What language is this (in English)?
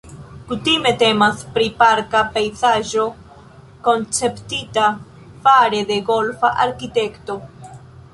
Esperanto